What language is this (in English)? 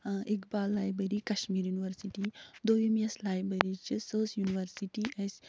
Kashmiri